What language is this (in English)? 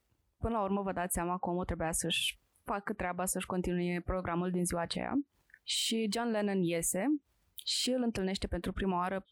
Romanian